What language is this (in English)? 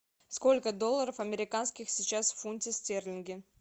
Russian